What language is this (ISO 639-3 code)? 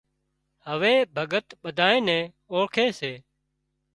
kxp